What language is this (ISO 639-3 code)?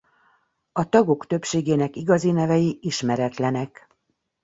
hun